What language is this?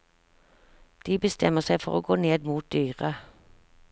Norwegian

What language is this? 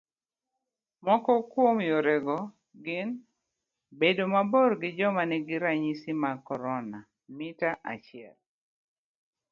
Luo (Kenya and Tanzania)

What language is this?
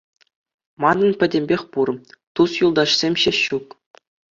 Chuvash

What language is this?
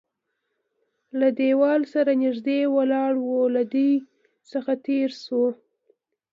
Pashto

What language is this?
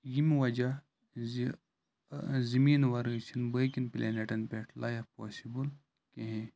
Kashmiri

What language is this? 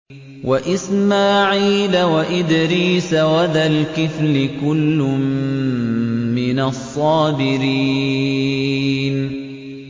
Arabic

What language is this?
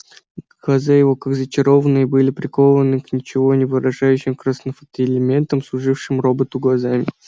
Russian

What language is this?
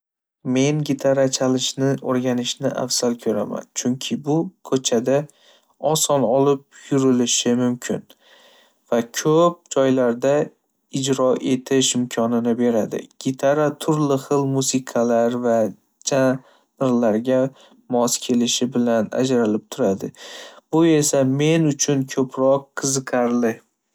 Uzbek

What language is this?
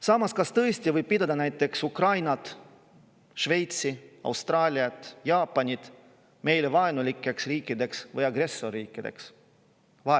Estonian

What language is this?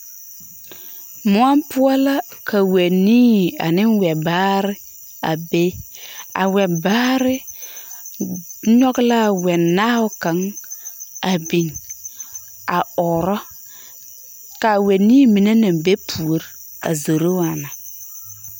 Southern Dagaare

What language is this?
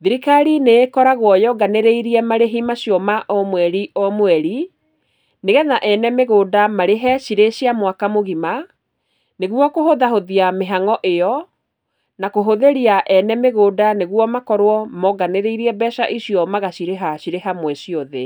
Kikuyu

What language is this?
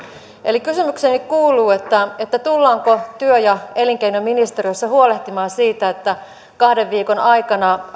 Finnish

